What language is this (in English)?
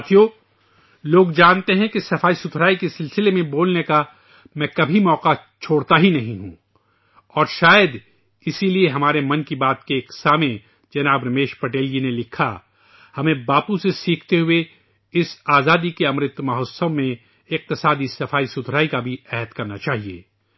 Urdu